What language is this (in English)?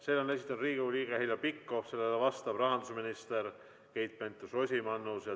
Estonian